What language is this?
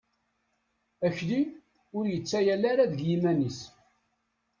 Kabyle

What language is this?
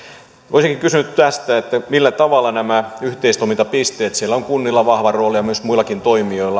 Finnish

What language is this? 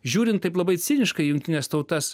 Lithuanian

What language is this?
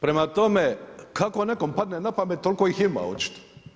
Croatian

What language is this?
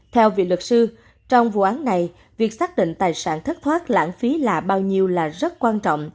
Vietnamese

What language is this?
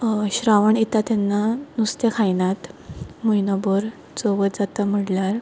Konkani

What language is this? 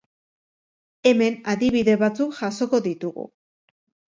Basque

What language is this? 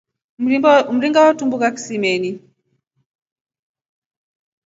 Rombo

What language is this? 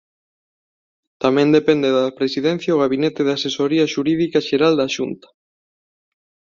Galician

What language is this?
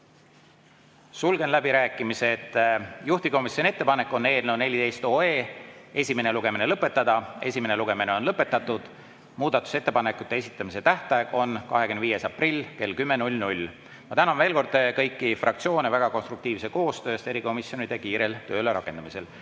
Estonian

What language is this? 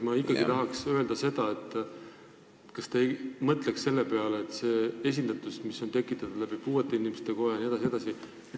Estonian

